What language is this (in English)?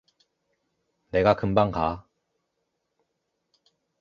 Korean